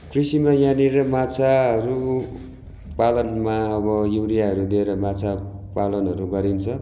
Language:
Nepali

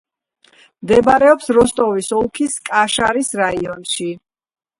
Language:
Georgian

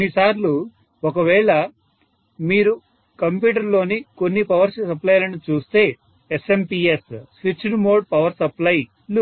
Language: Telugu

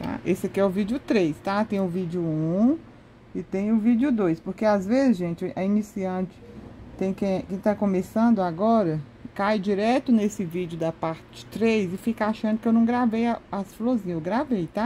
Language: Portuguese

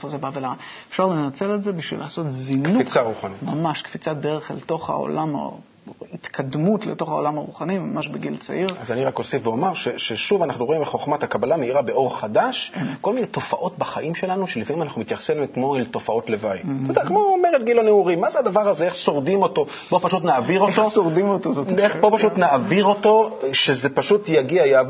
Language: Hebrew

